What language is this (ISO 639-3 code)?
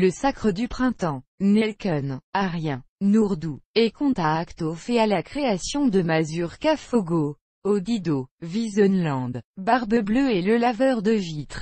fra